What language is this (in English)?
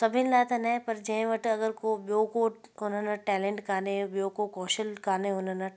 Sindhi